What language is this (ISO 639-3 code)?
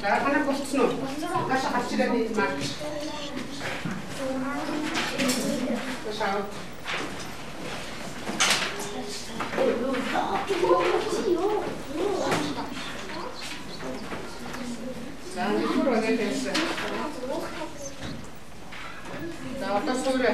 bul